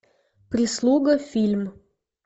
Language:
Russian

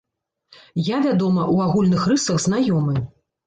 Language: Belarusian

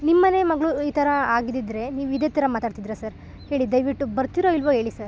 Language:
Kannada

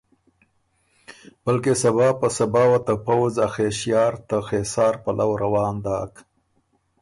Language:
Ormuri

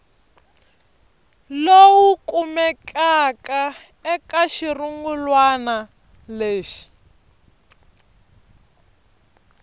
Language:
Tsonga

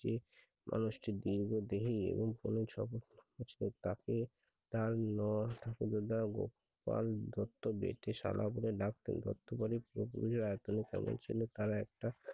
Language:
Bangla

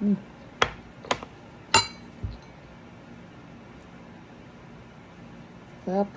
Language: Filipino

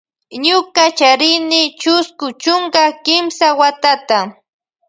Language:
Loja Highland Quichua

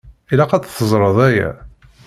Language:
Kabyle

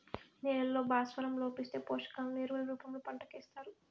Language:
Telugu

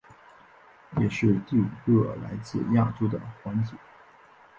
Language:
Chinese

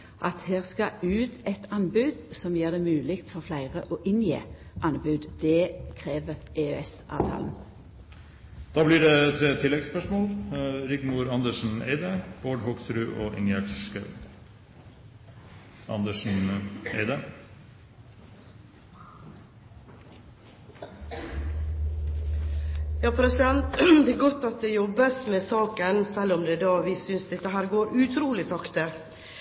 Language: Norwegian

